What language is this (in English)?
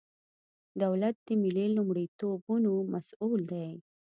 Pashto